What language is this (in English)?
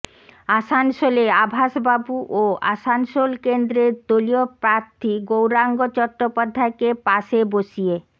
Bangla